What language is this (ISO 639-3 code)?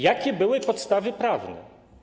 pol